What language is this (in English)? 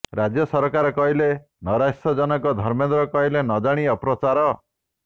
Odia